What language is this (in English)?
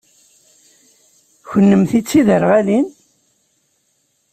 Kabyle